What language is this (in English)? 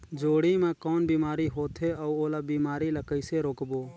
Chhattisgarhi